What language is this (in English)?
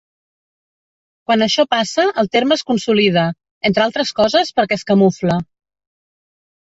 Catalan